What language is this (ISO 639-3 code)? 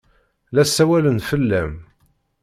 kab